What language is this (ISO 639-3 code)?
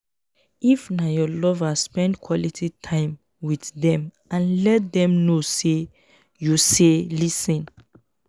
pcm